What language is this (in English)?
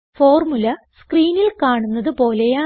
Malayalam